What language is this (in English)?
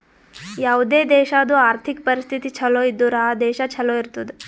Kannada